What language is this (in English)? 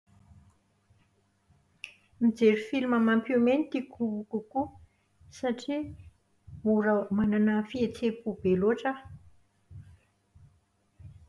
Malagasy